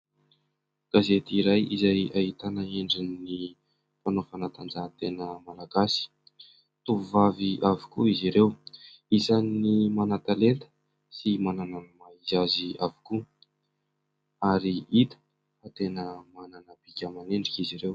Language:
Malagasy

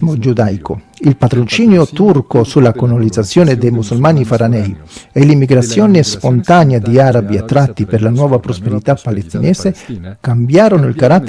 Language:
Italian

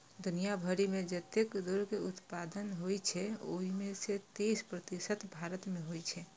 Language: Maithili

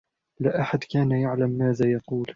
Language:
Arabic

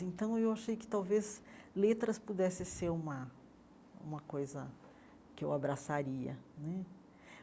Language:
Portuguese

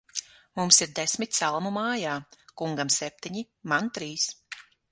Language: Latvian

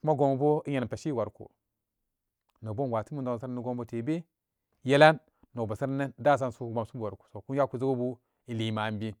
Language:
Samba Daka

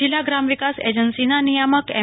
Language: Gujarati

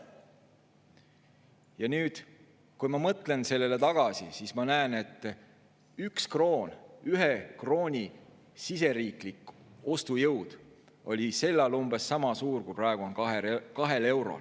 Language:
Estonian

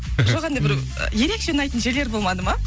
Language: Kazakh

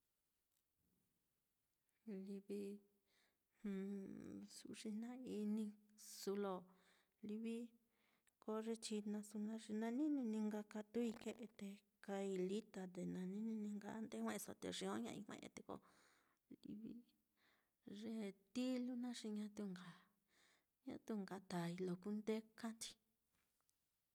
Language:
Mitlatongo Mixtec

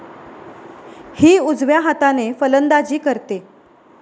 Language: Marathi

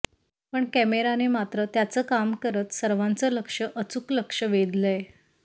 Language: Marathi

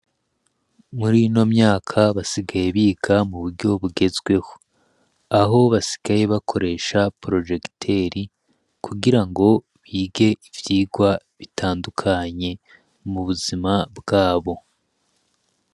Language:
Rundi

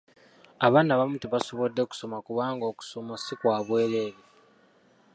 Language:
Ganda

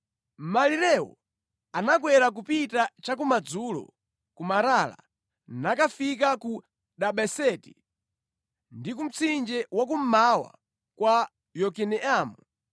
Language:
Nyanja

